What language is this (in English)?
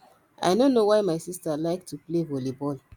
Nigerian Pidgin